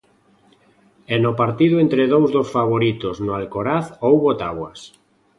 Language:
Galician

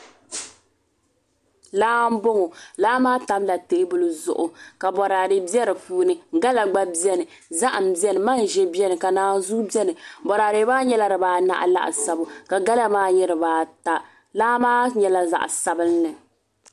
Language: Dagbani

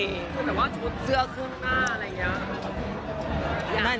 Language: Thai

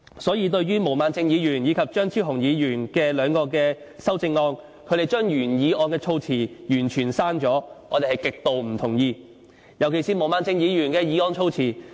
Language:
Cantonese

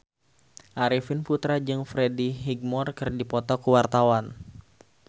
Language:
Sundanese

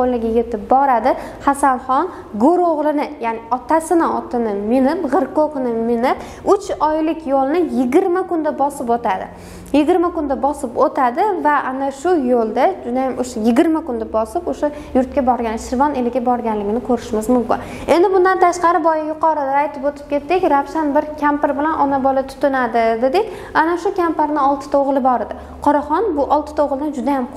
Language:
Turkish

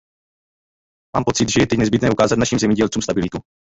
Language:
Czech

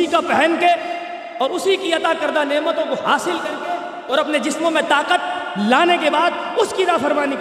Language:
Urdu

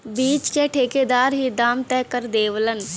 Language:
Bhojpuri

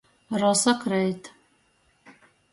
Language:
Latgalian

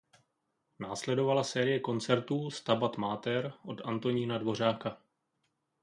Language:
Czech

